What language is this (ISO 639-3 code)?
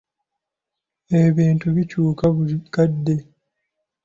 lug